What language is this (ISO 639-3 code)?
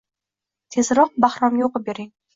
uzb